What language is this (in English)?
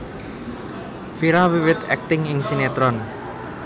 Javanese